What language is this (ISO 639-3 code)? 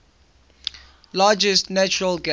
eng